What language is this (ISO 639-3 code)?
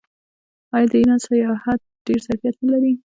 pus